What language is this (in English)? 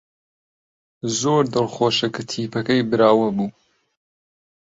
Central Kurdish